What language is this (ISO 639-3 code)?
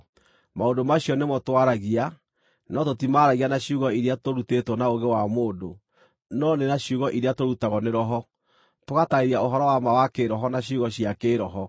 kik